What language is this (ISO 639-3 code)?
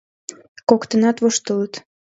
chm